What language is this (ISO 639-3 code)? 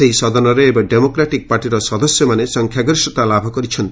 ori